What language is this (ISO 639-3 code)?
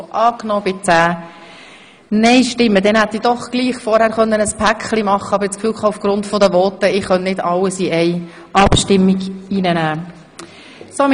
gsw